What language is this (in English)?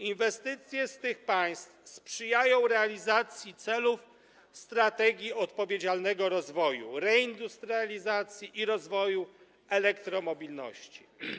Polish